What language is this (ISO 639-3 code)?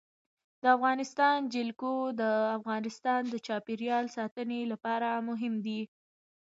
pus